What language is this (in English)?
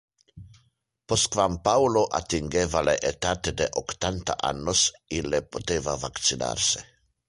Interlingua